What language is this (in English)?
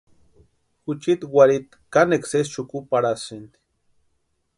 Western Highland Purepecha